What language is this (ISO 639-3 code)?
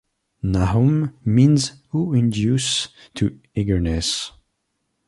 eng